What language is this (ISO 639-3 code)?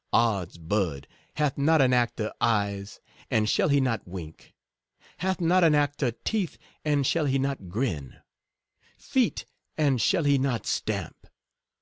eng